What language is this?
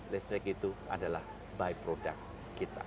Indonesian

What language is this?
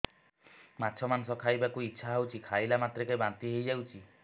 Odia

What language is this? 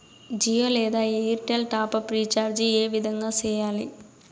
Telugu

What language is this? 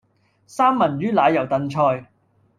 Cantonese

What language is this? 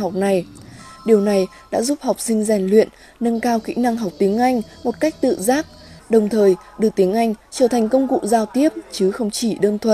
Vietnamese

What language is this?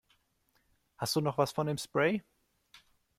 German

